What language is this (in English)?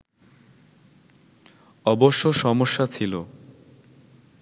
Bangla